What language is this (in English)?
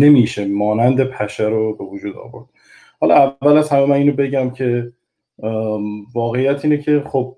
Persian